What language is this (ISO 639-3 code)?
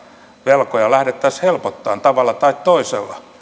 fin